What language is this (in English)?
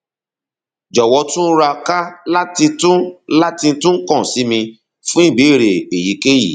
Yoruba